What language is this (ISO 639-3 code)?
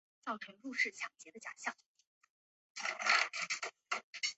zho